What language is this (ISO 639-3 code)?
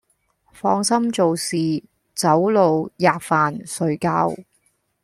yue